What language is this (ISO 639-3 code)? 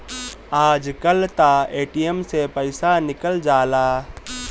bho